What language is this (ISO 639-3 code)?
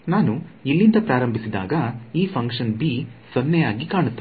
kan